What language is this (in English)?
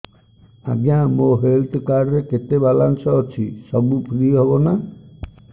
Odia